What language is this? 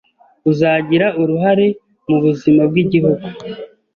Kinyarwanda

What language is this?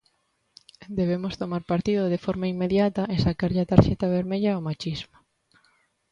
Galician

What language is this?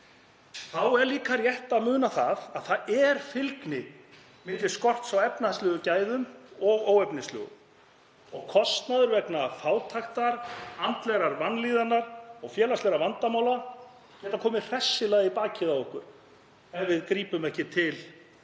Icelandic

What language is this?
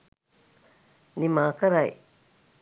Sinhala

